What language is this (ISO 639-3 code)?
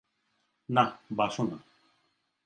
ben